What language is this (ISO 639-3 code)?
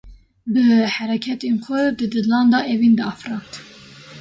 kur